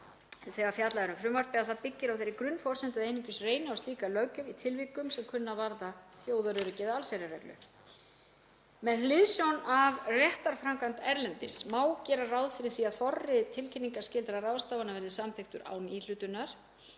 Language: Icelandic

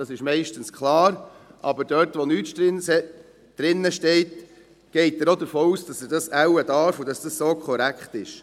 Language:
Swiss German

